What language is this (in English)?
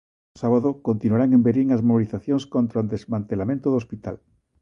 Galician